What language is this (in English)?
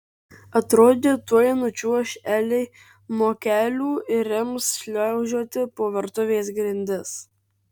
Lithuanian